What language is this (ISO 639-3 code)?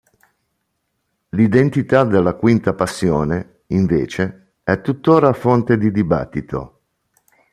ita